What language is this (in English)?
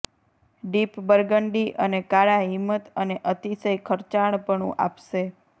Gujarati